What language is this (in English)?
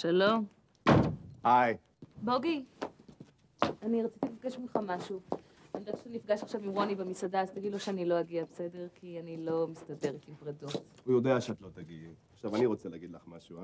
Hebrew